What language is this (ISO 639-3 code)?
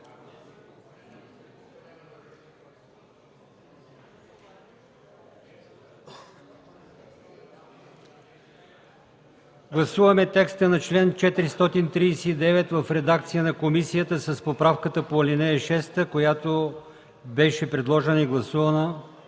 bul